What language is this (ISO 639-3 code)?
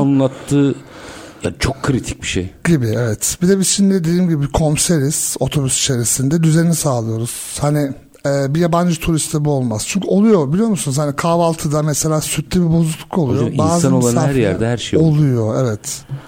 tur